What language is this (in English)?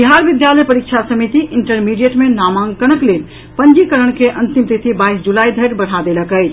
Maithili